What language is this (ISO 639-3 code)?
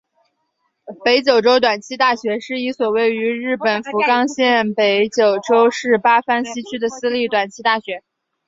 zho